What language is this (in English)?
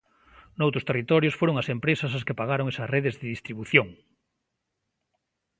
Galician